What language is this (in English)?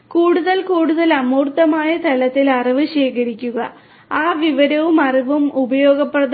Malayalam